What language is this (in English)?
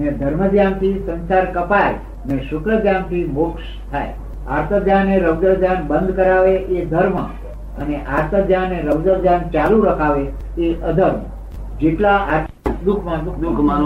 Gujarati